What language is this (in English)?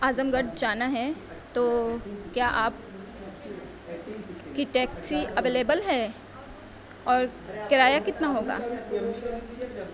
Urdu